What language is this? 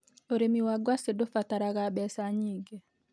Kikuyu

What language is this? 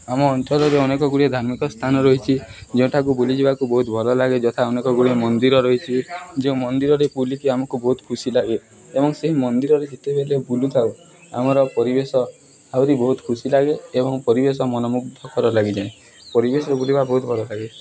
Odia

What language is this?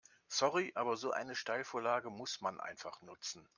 German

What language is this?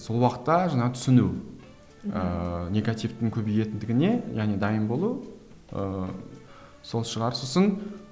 Kazakh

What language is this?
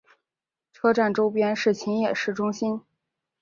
Chinese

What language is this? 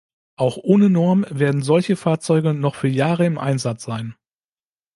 German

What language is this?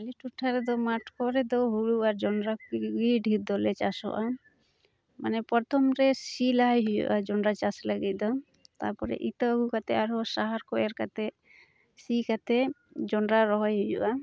Santali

